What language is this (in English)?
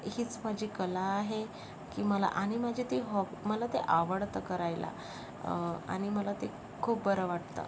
Marathi